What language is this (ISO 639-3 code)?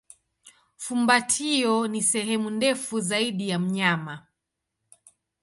swa